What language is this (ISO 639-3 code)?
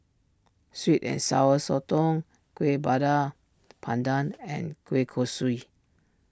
eng